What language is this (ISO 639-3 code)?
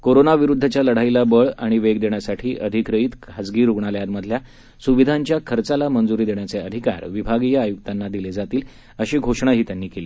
mar